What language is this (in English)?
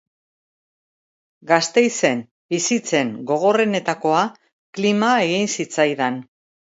Basque